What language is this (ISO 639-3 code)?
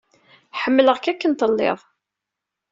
kab